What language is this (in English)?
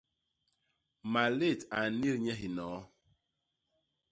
Basaa